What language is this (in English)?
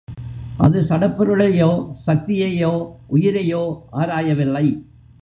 Tamil